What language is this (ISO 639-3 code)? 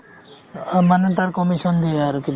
asm